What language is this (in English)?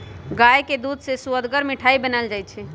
Magahi